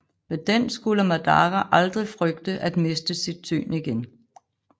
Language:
Danish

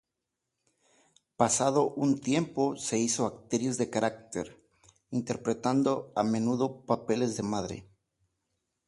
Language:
Spanish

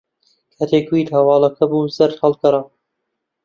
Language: Central Kurdish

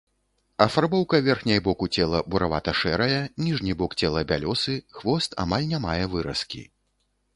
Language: Belarusian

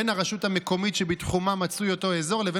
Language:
Hebrew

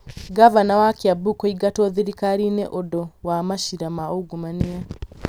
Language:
Kikuyu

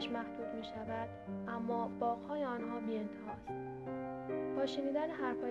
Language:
Persian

